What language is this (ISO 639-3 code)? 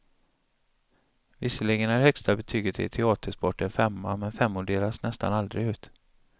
swe